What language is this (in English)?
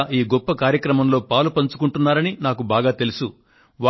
Telugu